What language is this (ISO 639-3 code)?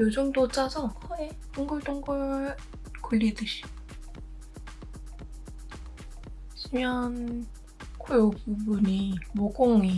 kor